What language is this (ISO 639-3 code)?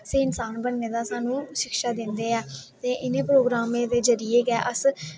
doi